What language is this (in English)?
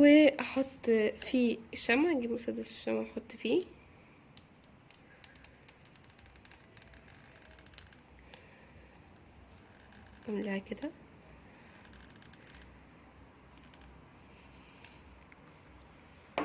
Arabic